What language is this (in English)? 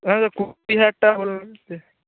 Bangla